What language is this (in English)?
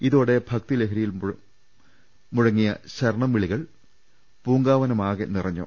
Malayalam